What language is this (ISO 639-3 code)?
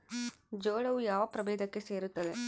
kan